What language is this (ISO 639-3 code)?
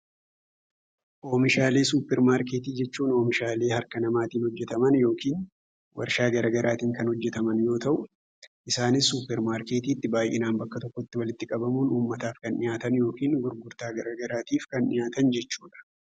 orm